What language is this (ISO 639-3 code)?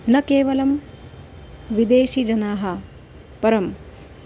san